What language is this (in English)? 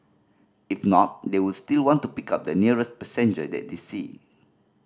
English